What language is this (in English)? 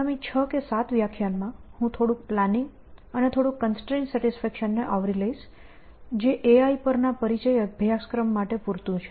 Gujarati